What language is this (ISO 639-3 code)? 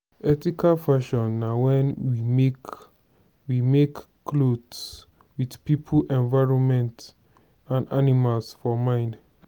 pcm